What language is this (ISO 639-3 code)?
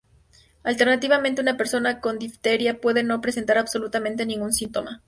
spa